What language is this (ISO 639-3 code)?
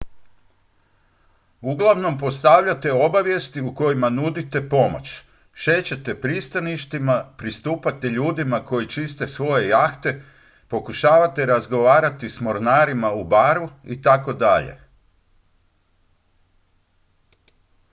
hrv